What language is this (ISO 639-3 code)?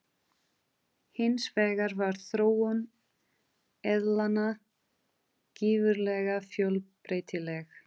isl